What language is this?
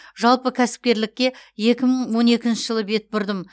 Kazakh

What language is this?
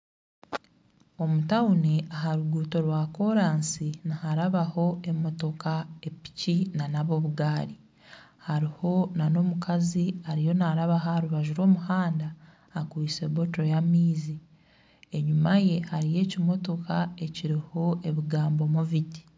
Nyankole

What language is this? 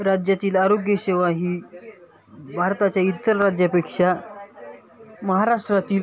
Marathi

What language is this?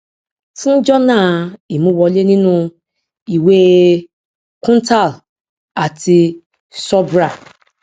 Yoruba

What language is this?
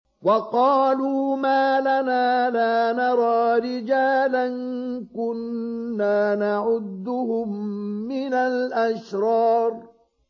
Arabic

